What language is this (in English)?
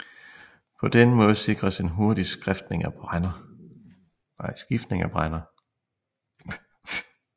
Danish